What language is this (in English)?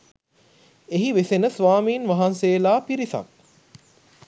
Sinhala